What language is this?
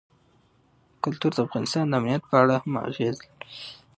Pashto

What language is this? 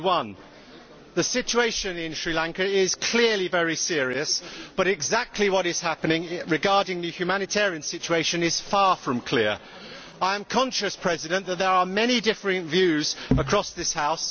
English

